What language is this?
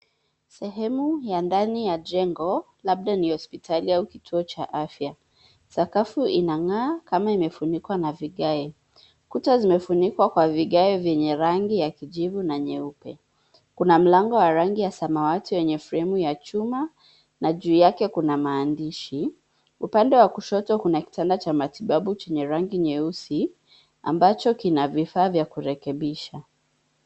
Swahili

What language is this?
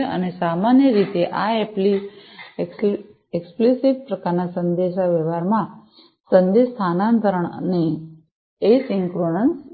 Gujarati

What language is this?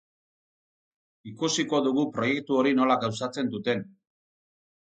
Basque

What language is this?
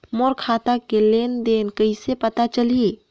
Chhattisgarhi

